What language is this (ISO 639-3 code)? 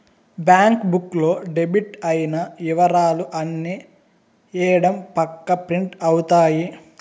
tel